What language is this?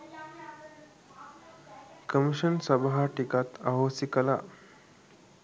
Sinhala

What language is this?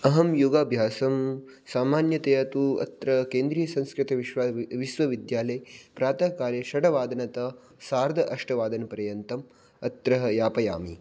Sanskrit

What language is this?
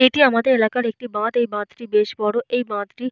Bangla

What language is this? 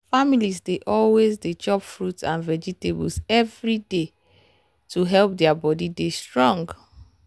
Nigerian Pidgin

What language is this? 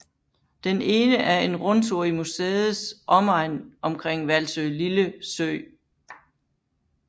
Danish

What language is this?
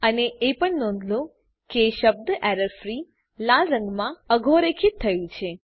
Gujarati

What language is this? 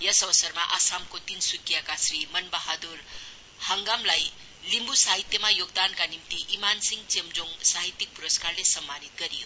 Nepali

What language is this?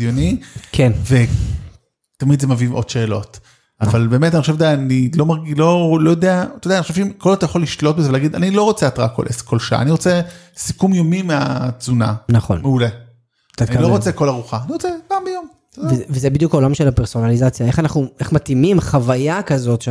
Hebrew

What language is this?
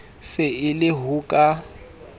Southern Sotho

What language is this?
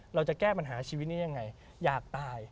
Thai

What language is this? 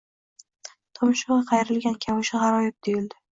Uzbek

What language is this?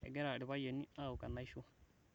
Masai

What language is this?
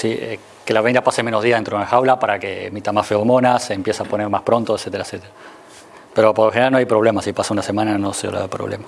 Spanish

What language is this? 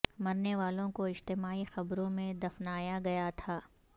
Urdu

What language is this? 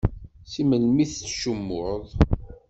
Kabyle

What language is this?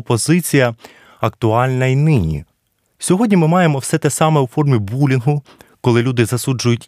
Ukrainian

